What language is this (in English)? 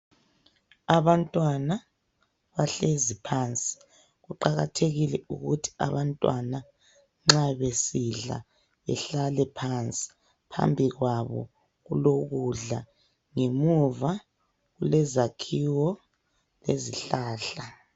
North Ndebele